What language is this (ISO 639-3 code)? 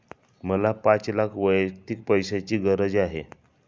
mar